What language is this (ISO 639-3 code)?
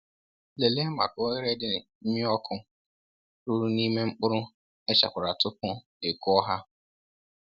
ibo